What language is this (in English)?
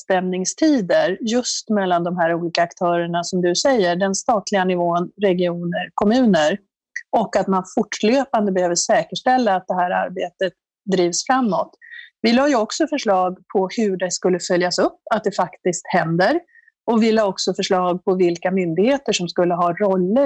Swedish